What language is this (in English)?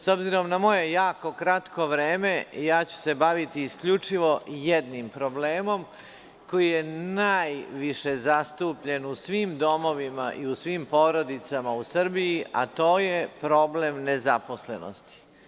Serbian